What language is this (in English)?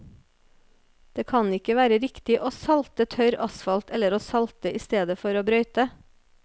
Norwegian